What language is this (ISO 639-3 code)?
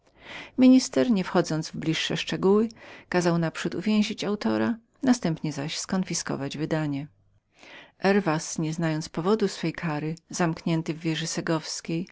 pol